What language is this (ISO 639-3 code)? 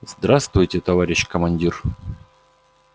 rus